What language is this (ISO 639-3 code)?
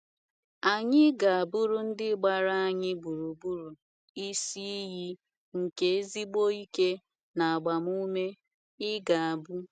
ibo